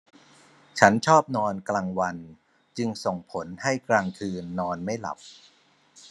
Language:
Thai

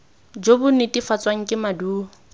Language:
Tswana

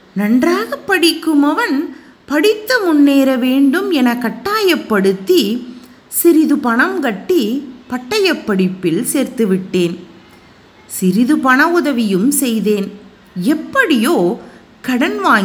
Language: Tamil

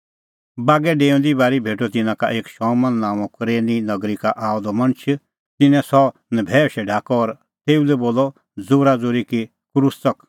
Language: Kullu Pahari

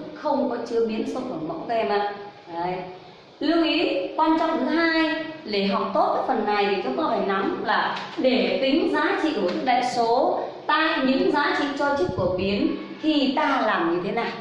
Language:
Vietnamese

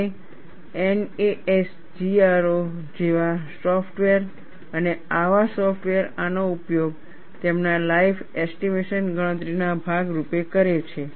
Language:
Gujarati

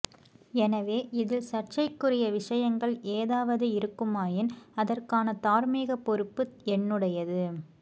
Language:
Tamil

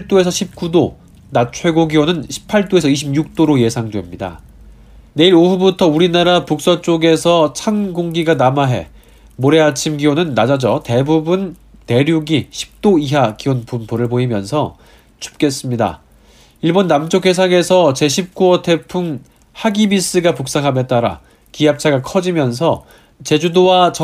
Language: Korean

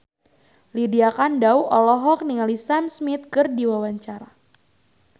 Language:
Sundanese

